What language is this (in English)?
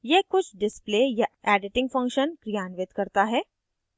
Hindi